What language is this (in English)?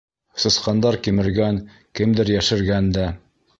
Bashkir